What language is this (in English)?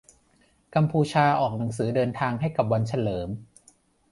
Thai